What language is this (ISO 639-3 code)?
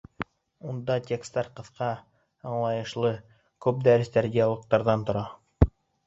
bak